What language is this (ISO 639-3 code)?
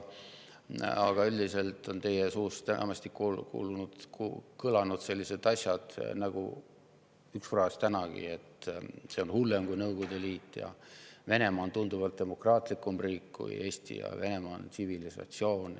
est